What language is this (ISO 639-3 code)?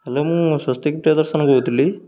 ori